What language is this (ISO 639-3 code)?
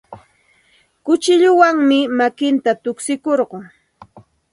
qxt